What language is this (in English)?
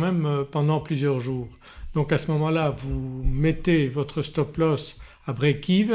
French